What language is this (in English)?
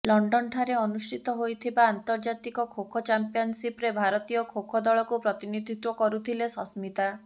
Odia